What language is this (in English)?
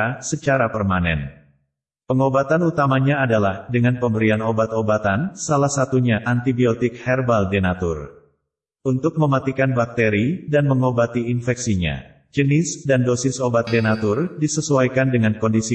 Indonesian